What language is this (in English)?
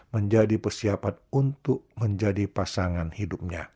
Indonesian